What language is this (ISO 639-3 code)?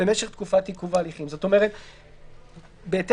heb